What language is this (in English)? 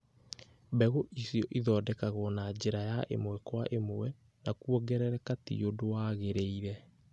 Kikuyu